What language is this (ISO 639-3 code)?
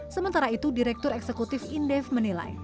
ind